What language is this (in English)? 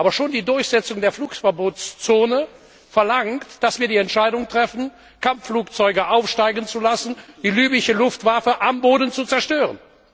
German